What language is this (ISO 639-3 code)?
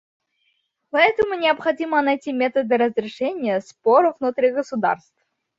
rus